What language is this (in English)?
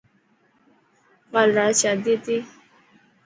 Dhatki